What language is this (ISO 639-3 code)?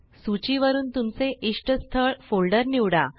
mar